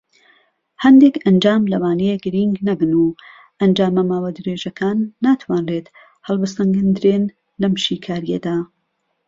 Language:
Central Kurdish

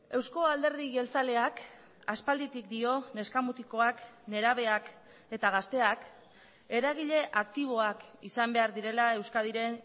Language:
Basque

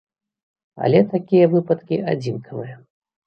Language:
Belarusian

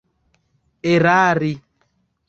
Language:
Esperanto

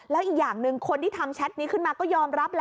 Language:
Thai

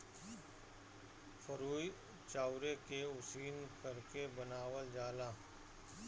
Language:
Bhojpuri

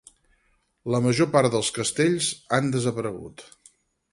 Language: Catalan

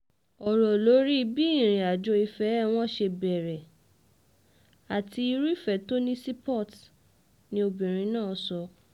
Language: Yoruba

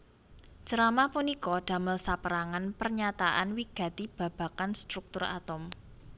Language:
Javanese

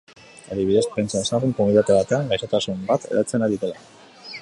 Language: Basque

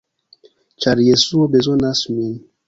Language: Esperanto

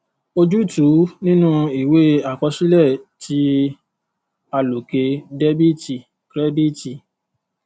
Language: Yoruba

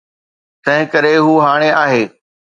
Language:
Sindhi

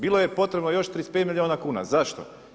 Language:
Croatian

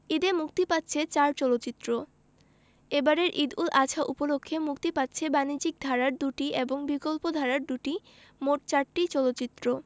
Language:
Bangla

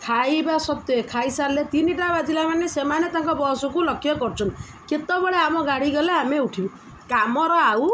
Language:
Odia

